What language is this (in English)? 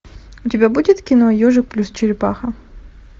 Russian